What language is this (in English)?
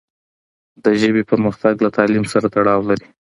Pashto